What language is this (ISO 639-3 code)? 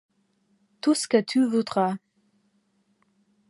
fra